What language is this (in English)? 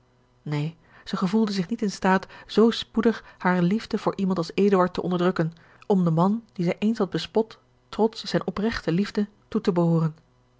Dutch